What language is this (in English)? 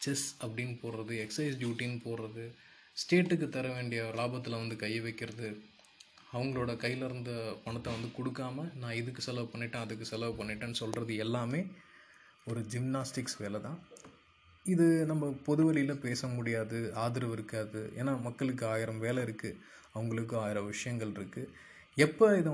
Tamil